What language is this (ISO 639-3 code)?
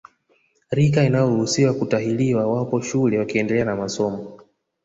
swa